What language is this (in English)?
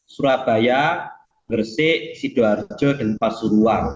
Indonesian